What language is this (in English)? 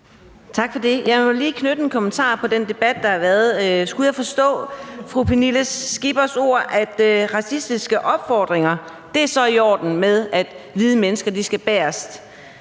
Danish